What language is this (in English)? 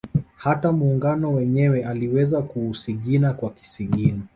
Swahili